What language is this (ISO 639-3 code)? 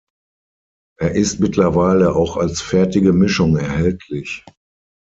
deu